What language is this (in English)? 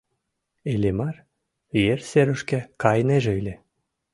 Mari